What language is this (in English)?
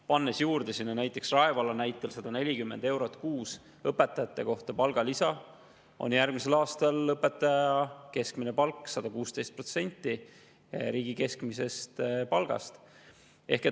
Estonian